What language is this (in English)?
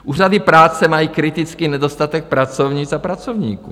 Czech